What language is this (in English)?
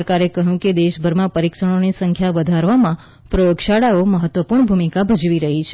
Gujarati